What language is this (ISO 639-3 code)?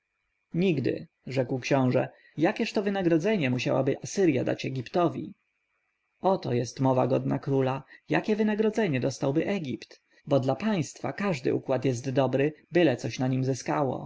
pol